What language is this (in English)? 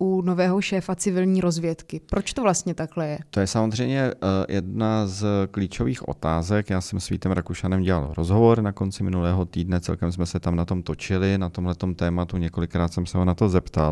Czech